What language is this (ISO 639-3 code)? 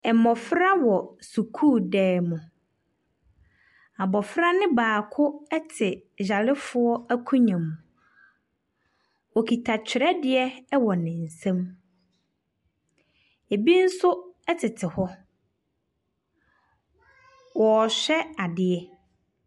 aka